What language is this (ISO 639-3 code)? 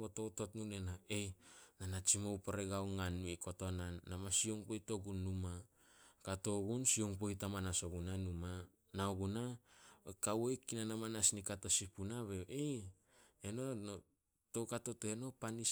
sol